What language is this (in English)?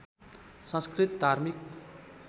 Nepali